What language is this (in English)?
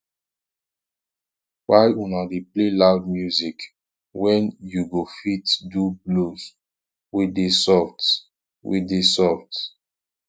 Nigerian Pidgin